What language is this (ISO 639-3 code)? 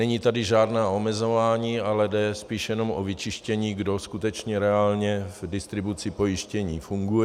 ces